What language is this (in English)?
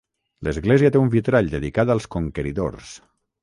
Catalan